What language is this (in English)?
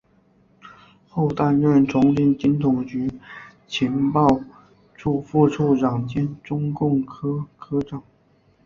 Chinese